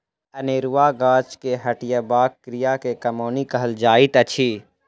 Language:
Maithili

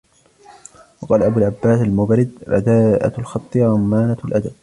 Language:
Arabic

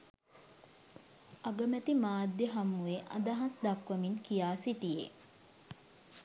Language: Sinhala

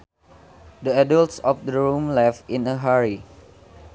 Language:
Sundanese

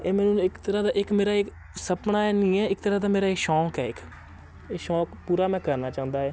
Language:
Punjabi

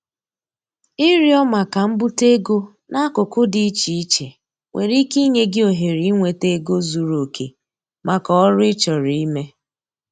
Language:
Igbo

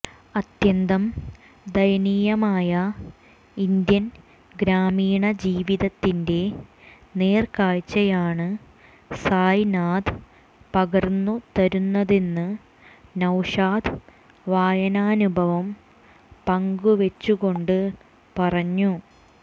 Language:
Malayalam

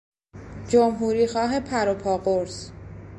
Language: Persian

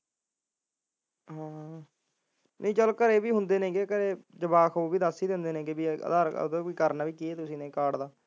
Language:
Punjabi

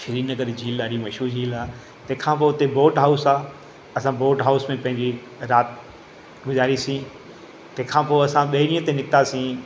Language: Sindhi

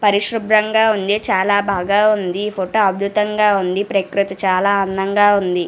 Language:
Telugu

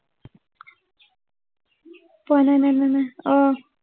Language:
Assamese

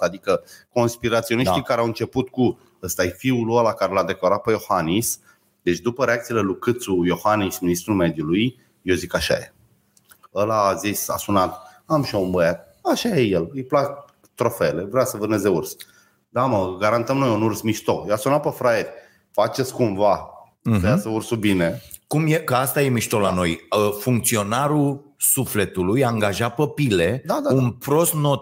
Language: Romanian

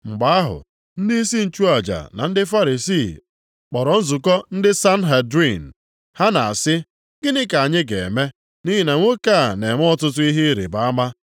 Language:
Igbo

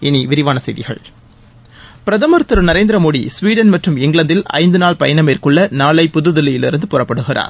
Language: Tamil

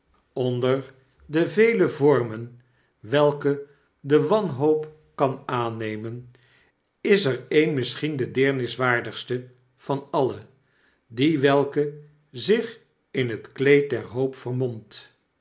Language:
Dutch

